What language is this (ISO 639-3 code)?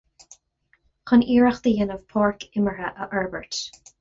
gle